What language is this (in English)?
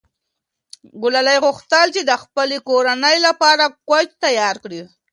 Pashto